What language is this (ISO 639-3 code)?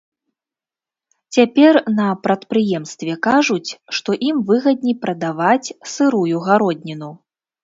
bel